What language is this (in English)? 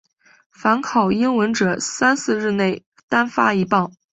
Chinese